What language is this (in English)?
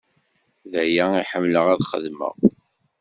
Kabyle